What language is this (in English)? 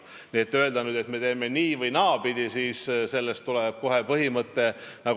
Estonian